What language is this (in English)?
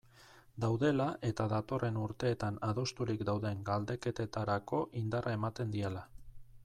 Basque